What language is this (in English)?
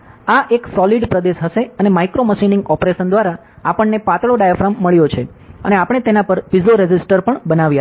Gujarati